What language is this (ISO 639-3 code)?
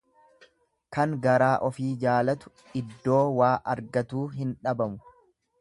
orm